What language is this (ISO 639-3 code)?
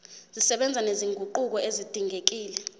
zul